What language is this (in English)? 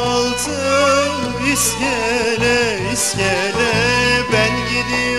Turkish